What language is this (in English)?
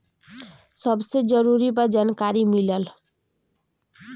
Bhojpuri